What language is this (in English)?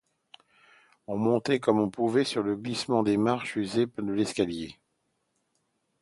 French